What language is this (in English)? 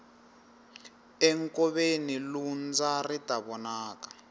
Tsonga